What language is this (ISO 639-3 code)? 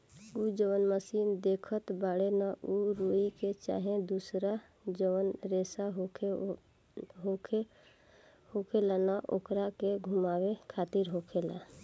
bho